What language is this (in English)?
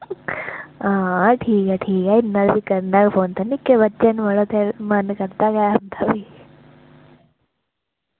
Dogri